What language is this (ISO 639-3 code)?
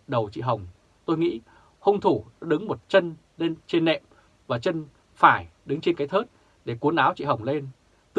vie